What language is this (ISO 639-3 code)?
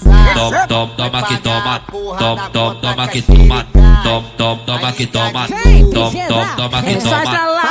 ind